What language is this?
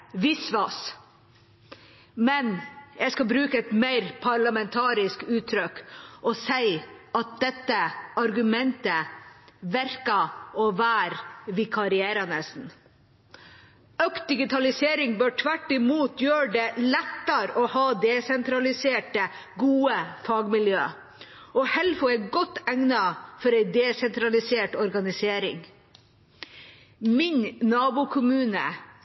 Norwegian Bokmål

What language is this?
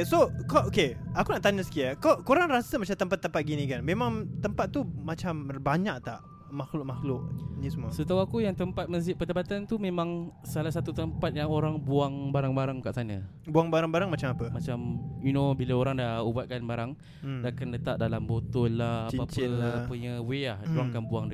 Malay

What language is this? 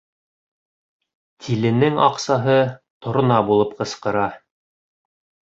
Bashkir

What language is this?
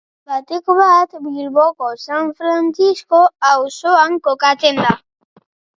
Basque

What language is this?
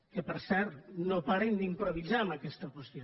Catalan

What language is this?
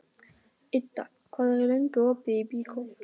Icelandic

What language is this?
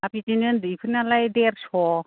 Bodo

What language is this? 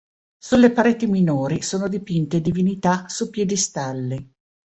Italian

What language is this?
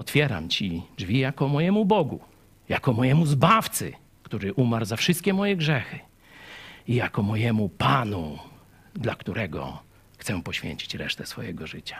Polish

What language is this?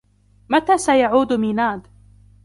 Arabic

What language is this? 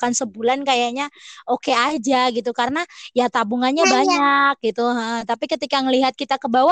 Indonesian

